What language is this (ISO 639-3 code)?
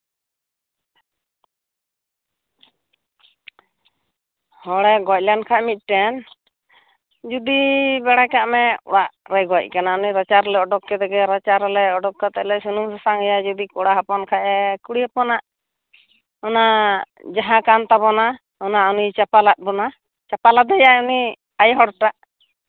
sat